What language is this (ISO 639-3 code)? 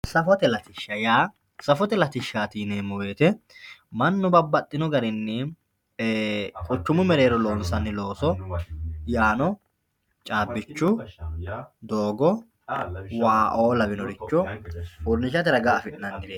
sid